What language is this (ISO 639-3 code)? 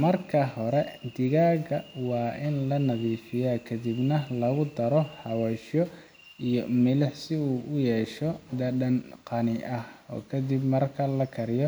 som